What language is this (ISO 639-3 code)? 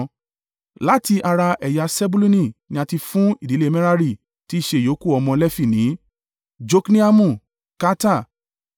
yor